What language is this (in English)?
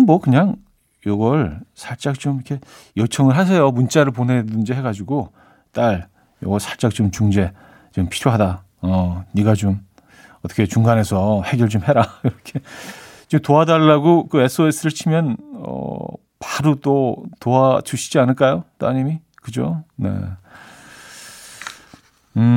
Korean